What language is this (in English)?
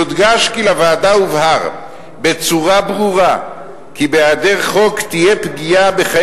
Hebrew